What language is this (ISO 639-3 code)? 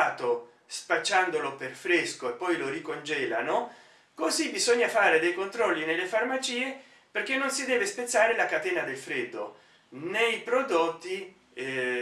ita